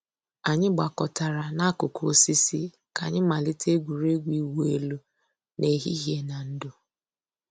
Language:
Igbo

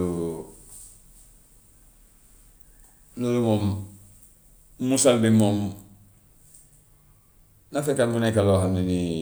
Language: Gambian Wolof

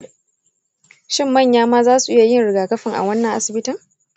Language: Hausa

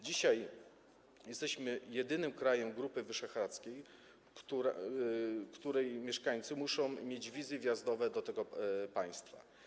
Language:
Polish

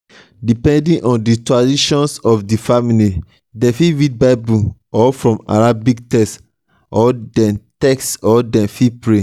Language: Nigerian Pidgin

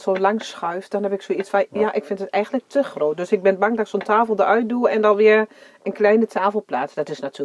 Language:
Dutch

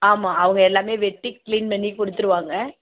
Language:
Tamil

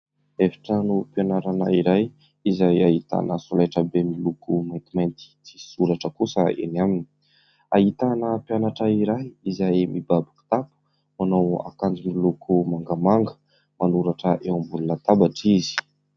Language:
Malagasy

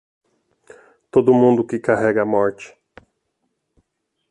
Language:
Portuguese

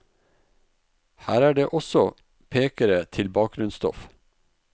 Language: Norwegian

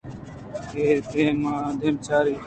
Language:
Eastern Balochi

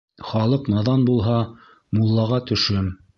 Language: Bashkir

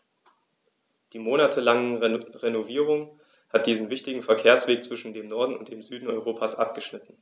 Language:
German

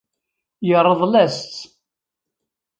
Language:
Kabyle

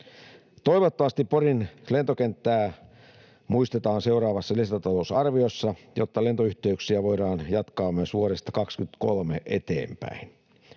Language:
Finnish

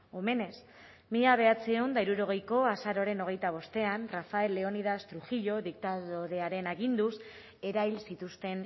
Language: Basque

